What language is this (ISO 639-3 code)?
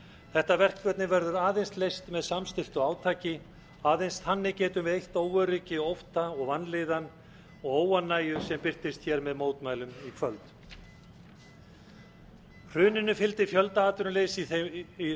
isl